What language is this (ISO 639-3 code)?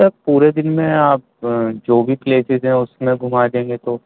urd